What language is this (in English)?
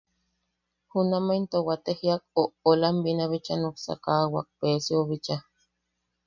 Yaqui